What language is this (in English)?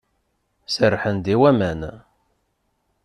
Kabyle